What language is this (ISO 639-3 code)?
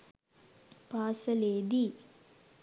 sin